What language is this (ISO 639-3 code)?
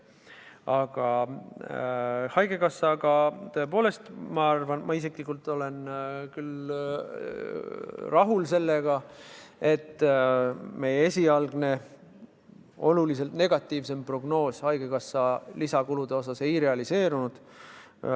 est